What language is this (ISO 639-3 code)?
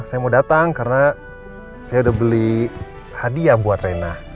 ind